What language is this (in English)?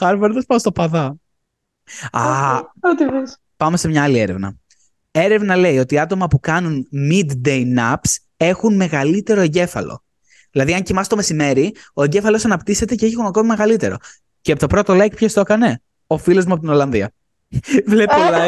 Greek